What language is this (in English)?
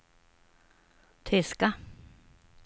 Swedish